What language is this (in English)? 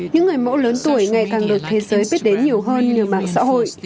Vietnamese